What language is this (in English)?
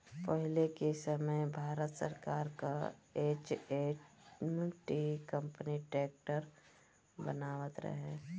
Bhojpuri